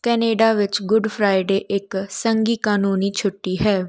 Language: Punjabi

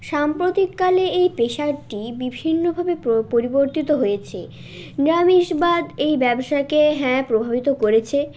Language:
Bangla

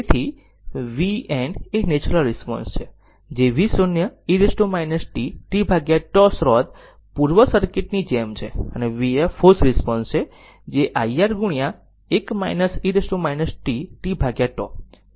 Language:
Gujarati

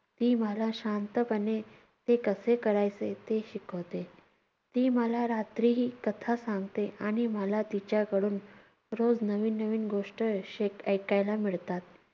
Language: Marathi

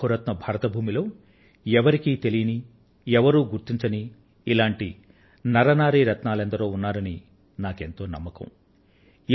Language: Telugu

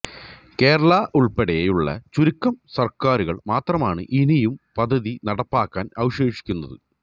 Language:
Malayalam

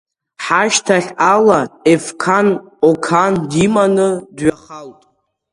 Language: Abkhazian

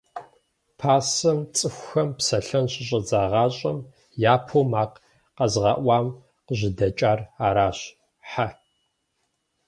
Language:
Kabardian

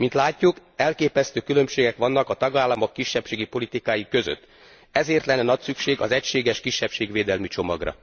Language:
Hungarian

